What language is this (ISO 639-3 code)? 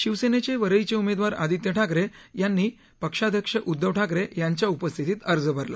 mar